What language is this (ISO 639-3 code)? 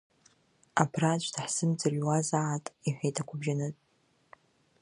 abk